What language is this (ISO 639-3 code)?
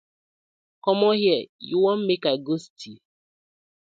pcm